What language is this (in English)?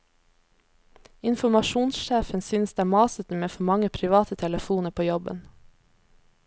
Norwegian